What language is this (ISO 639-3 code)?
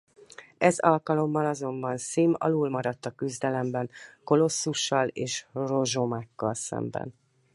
hun